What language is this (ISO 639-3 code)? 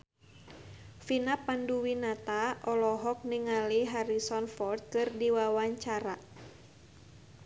sun